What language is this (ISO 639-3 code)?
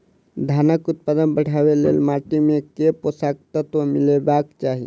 mai